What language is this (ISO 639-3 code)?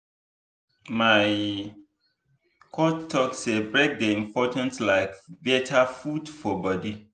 pcm